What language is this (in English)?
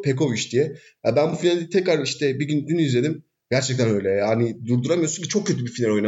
Turkish